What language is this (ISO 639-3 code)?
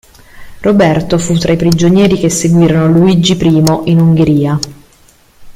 ita